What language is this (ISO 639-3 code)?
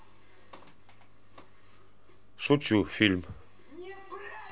rus